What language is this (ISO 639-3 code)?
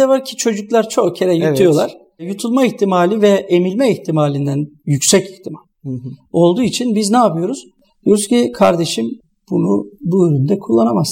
tur